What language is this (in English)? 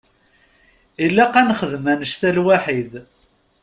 Kabyle